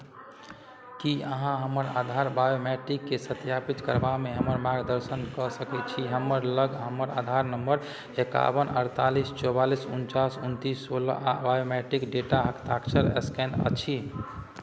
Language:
Maithili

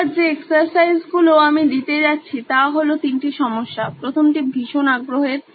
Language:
Bangla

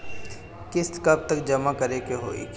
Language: Bhojpuri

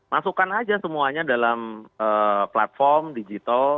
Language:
Indonesian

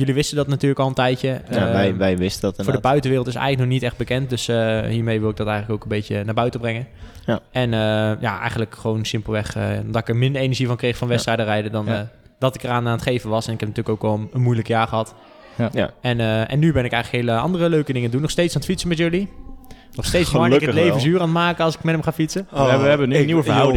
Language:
Dutch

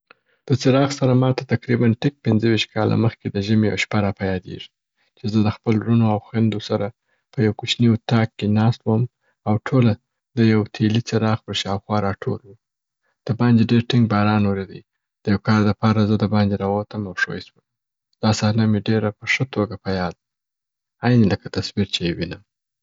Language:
Southern Pashto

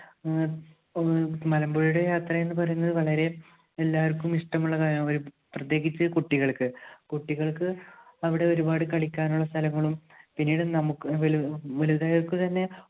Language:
Malayalam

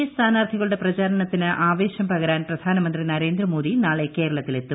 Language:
Malayalam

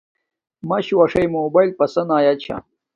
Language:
Domaaki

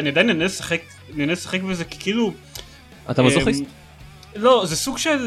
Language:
Hebrew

